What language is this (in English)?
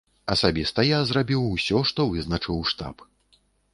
Belarusian